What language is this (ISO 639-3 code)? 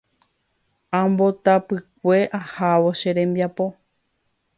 grn